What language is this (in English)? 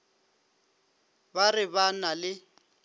Northern Sotho